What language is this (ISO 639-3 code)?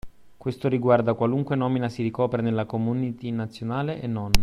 ita